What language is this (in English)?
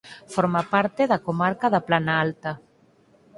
Galician